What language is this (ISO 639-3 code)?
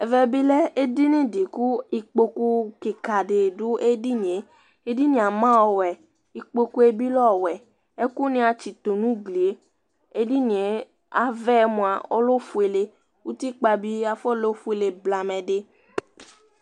kpo